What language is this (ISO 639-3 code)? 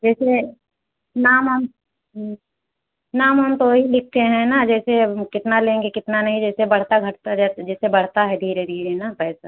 hin